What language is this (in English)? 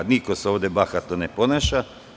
Serbian